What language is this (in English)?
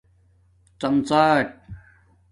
Domaaki